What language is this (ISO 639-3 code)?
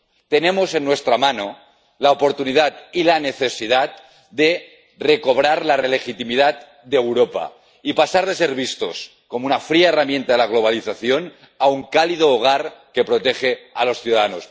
spa